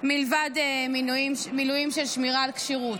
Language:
Hebrew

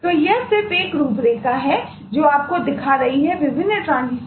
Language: Hindi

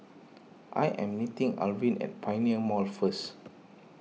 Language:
English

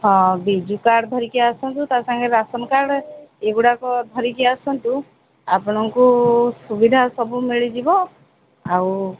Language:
Odia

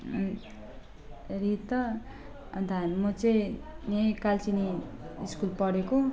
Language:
Nepali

